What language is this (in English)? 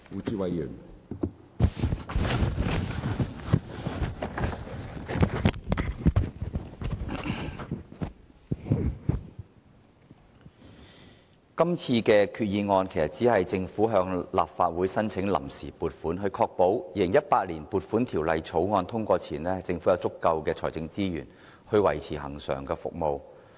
Cantonese